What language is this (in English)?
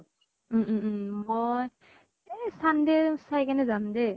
Assamese